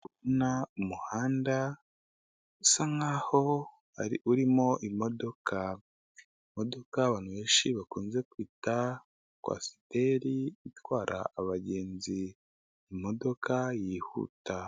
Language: Kinyarwanda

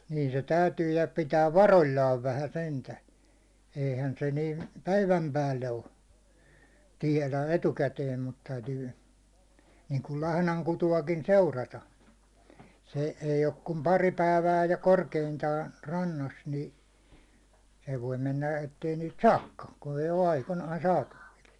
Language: Finnish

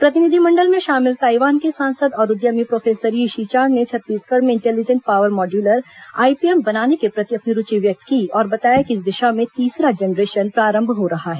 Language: Hindi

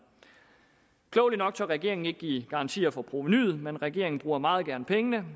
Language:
Danish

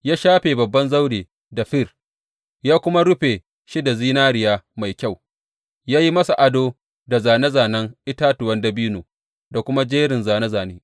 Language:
Hausa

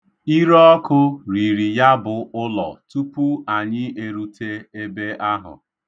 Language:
Igbo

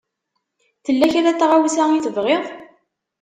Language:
Kabyle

